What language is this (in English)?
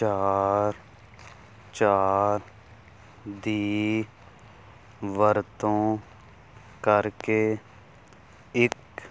Punjabi